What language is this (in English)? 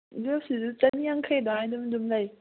Manipuri